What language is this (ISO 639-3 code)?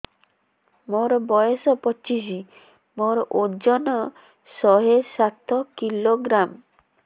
ori